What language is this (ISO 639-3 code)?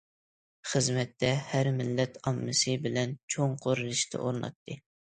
uig